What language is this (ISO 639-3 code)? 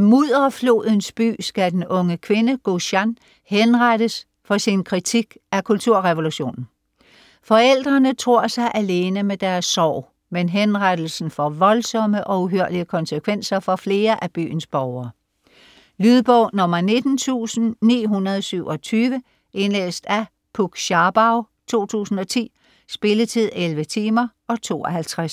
dan